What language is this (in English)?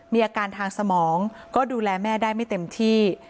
Thai